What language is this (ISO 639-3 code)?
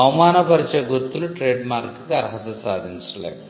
tel